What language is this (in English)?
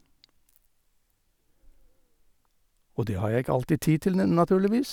Norwegian